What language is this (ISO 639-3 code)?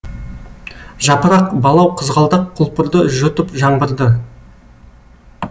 kaz